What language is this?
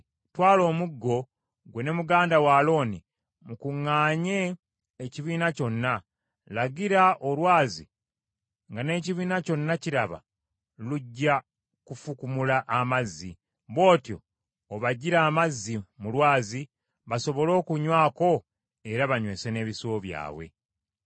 Ganda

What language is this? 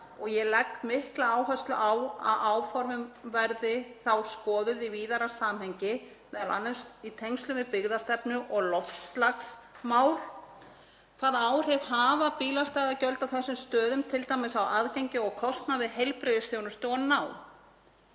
Icelandic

